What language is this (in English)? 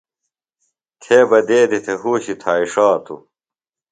Phalura